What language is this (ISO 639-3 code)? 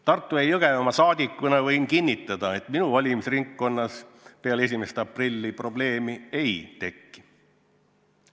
est